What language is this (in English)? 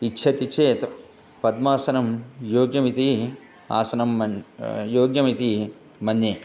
Sanskrit